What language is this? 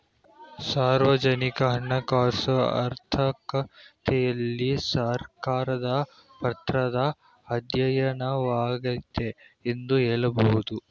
Kannada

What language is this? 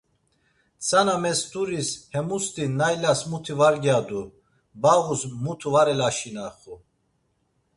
Laz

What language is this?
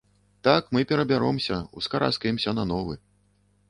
Belarusian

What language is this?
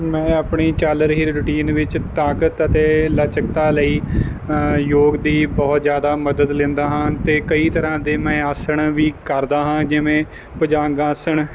Punjabi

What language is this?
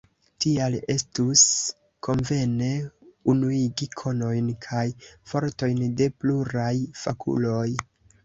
Esperanto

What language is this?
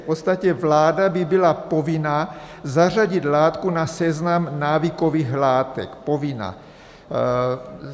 Czech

